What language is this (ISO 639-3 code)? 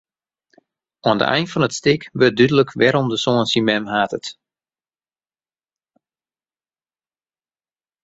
fry